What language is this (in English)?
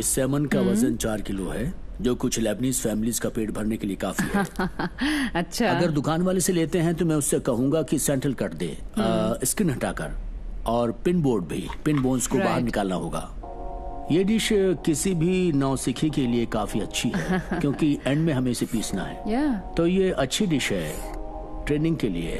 Hindi